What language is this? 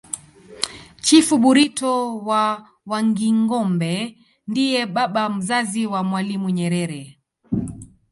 Swahili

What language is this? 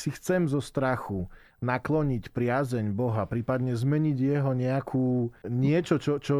Slovak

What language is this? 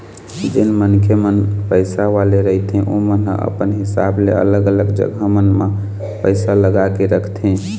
Chhattisgarhi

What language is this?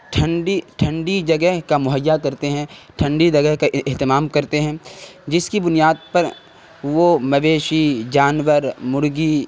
Urdu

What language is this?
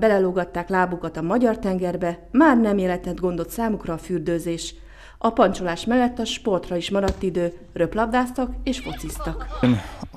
Hungarian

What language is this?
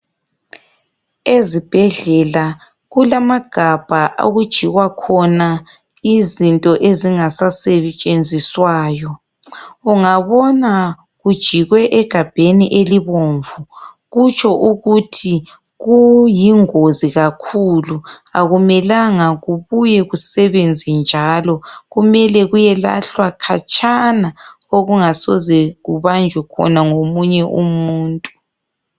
North Ndebele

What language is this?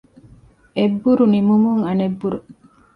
Divehi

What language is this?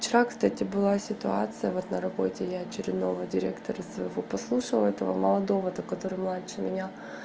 Russian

